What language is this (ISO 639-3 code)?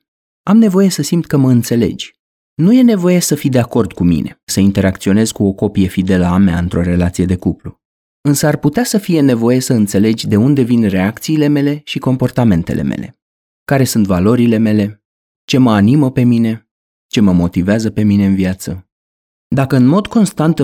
ron